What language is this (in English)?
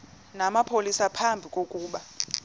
Xhosa